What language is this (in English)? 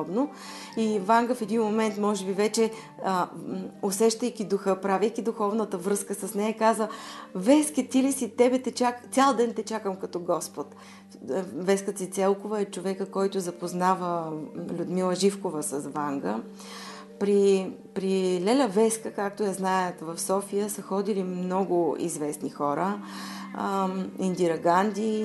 Bulgarian